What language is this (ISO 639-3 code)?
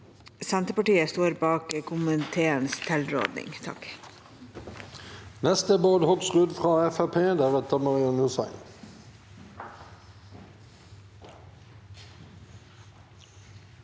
nor